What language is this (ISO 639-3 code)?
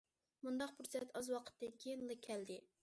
uig